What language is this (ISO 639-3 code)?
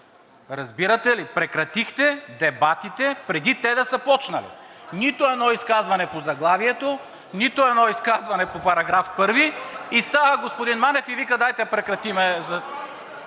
bul